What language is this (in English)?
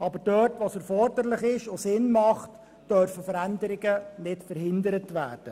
Swiss German